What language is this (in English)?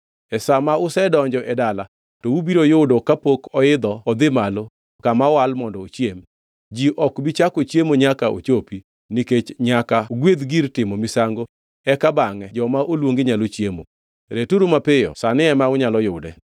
Luo (Kenya and Tanzania)